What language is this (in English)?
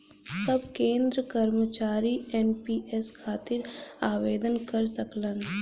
Bhojpuri